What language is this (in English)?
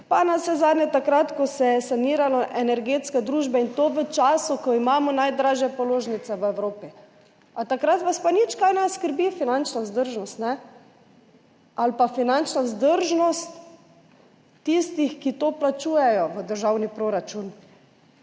Slovenian